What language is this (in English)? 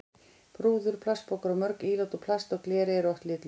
Icelandic